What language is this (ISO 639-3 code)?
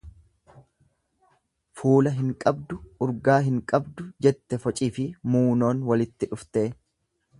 orm